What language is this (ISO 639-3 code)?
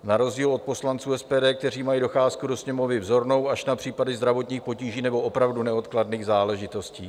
ces